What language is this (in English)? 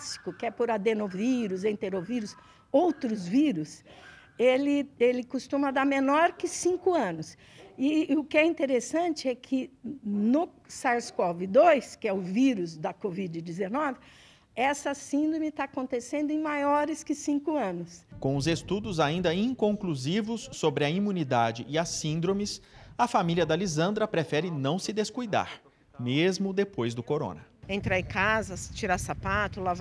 Portuguese